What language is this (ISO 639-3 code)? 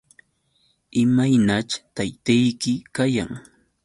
qux